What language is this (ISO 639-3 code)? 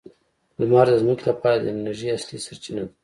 pus